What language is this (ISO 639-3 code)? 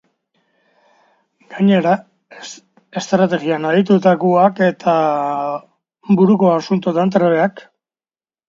eus